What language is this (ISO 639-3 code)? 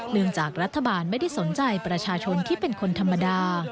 tha